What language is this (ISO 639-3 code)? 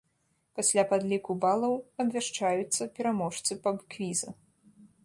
bel